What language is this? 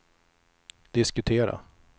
Swedish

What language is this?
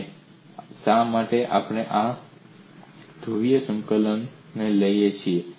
Gujarati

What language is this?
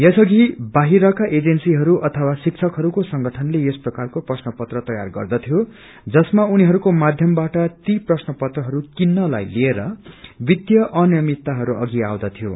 Nepali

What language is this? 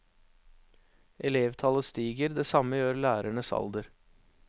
Norwegian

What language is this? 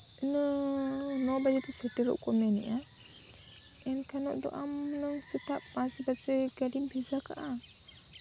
Santali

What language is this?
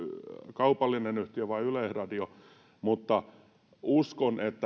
Finnish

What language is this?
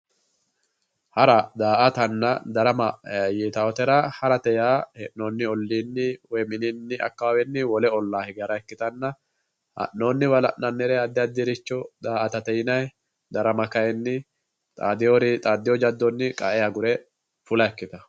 Sidamo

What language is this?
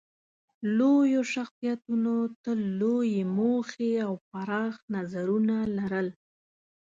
Pashto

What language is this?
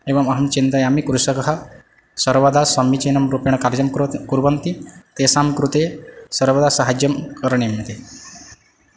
Sanskrit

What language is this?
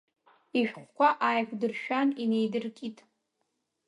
Abkhazian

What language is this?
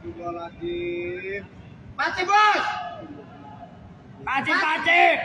Indonesian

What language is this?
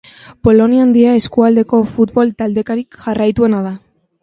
Basque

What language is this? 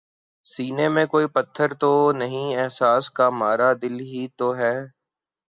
Urdu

